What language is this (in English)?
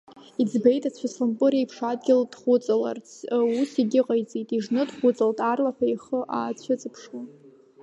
Abkhazian